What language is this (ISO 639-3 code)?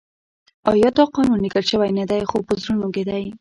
pus